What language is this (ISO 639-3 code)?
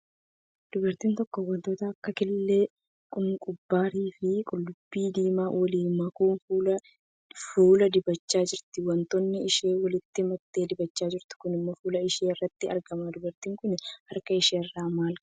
orm